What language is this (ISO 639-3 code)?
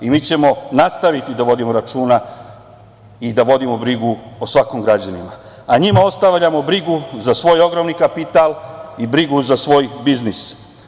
srp